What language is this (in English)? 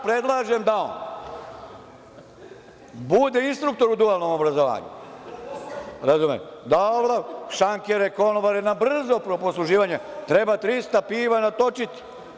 Serbian